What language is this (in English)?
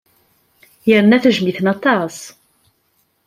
Kabyle